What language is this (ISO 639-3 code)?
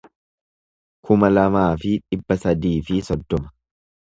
orm